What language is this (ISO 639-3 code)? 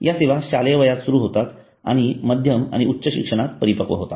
mar